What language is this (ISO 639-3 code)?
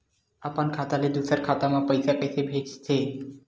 hne